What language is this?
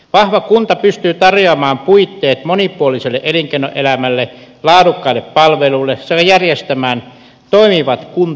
Finnish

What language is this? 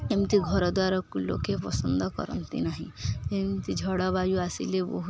Odia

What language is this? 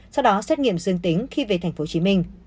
Vietnamese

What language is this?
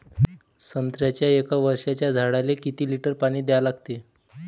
Marathi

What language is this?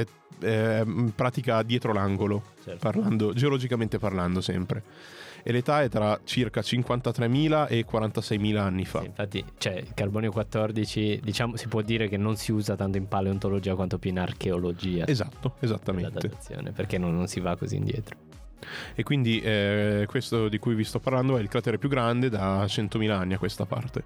Italian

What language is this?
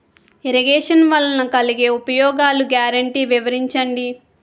Telugu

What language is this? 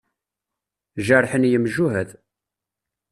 Kabyle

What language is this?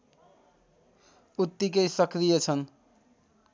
Nepali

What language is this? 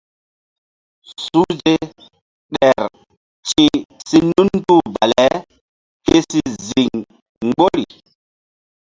Mbum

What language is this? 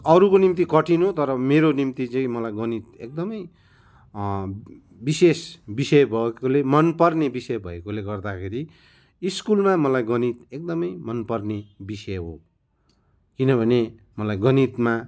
Nepali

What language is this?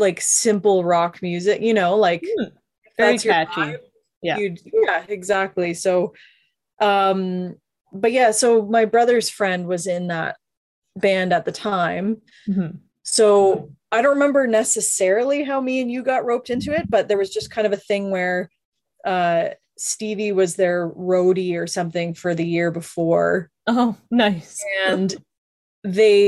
English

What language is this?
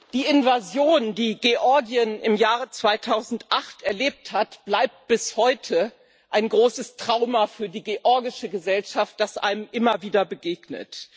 German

